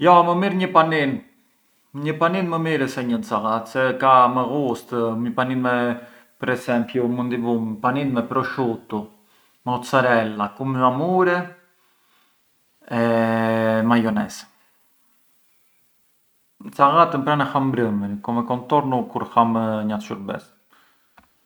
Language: Arbëreshë Albanian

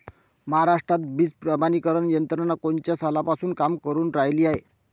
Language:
Marathi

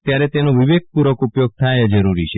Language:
Gujarati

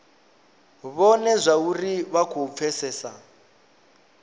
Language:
Venda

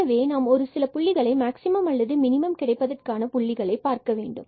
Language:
Tamil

